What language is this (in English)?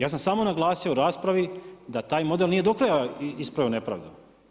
Croatian